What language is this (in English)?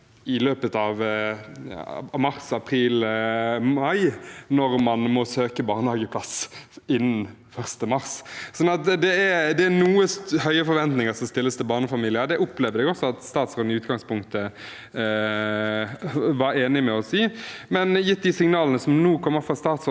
Norwegian